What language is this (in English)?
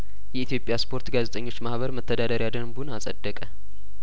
Amharic